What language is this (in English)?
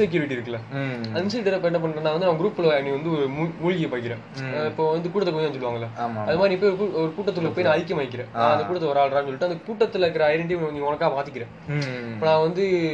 Tamil